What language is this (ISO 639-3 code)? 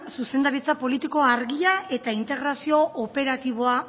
eus